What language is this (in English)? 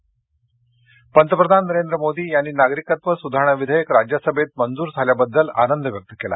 Marathi